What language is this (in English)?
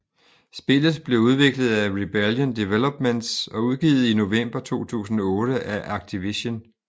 Danish